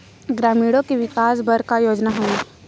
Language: Chhattisgarhi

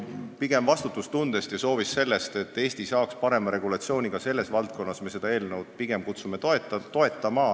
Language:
Estonian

